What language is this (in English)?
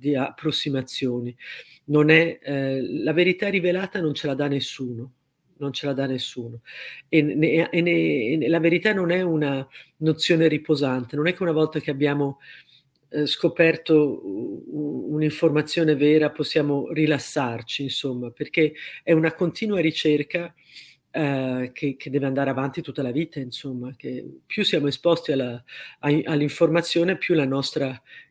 Italian